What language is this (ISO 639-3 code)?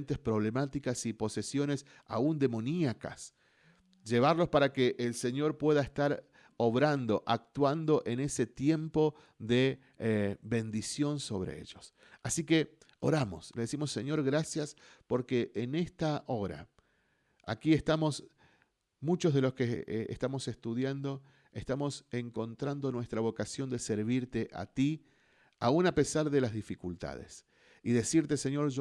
spa